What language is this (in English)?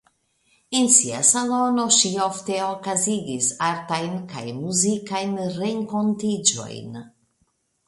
Esperanto